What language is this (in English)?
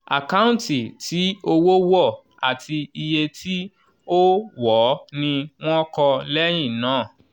Yoruba